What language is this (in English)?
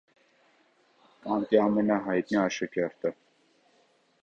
Armenian